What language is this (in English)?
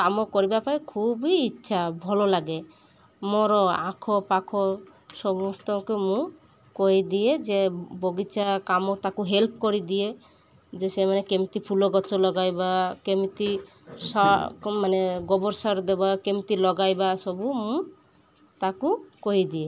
Odia